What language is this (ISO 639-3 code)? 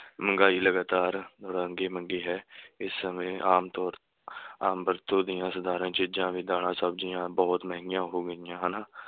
pan